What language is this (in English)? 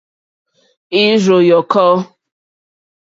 Mokpwe